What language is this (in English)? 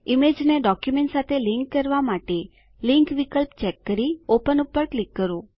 Gujarati